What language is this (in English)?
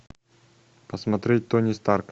Russian